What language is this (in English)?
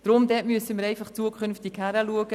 Swiss German